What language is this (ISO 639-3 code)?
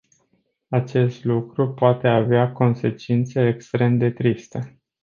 ron